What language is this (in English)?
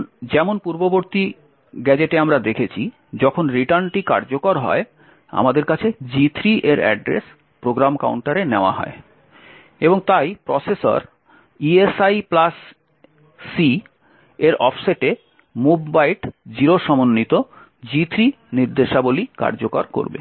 Bangla